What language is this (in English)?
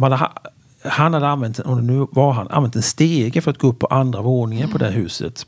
Swedish